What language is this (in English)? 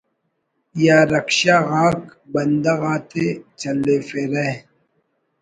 Brahui